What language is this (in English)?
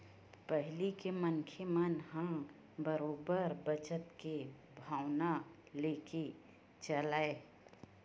Chhattisgarhi